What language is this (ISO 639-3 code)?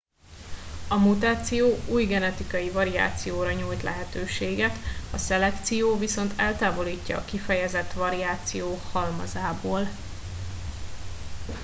hun